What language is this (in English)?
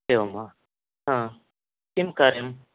Sanskrit